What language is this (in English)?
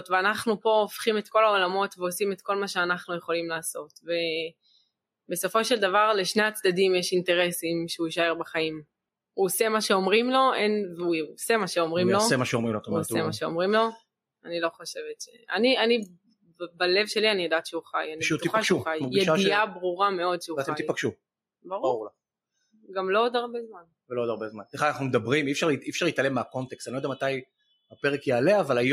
Hebrew